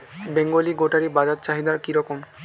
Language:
Bangla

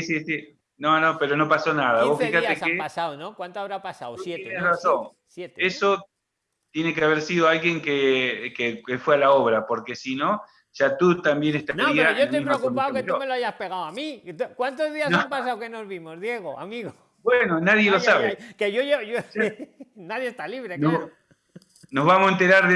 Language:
Spanish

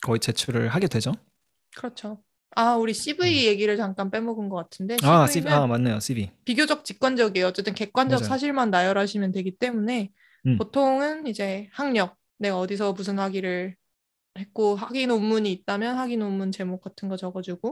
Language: Korean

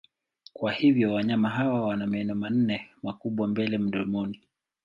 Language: Swahili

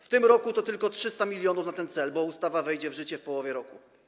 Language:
Polish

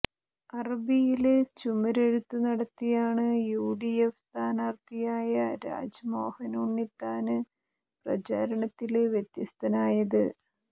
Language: Malayalam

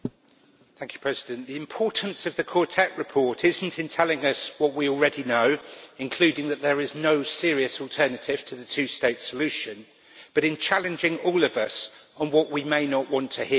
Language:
English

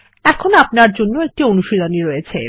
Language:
Bangla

